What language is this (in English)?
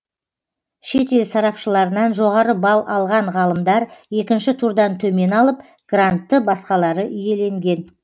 Kazakh